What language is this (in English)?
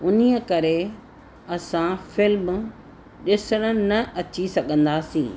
Sindhi